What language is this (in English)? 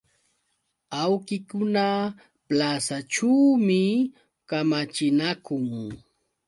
Yauyos Quechua